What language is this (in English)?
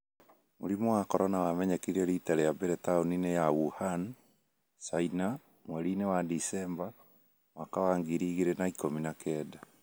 Kikuyu